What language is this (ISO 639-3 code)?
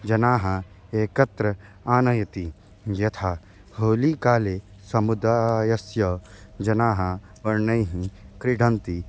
san